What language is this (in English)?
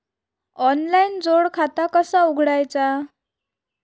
Marathi